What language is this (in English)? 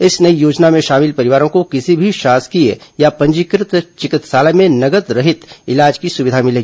Hindi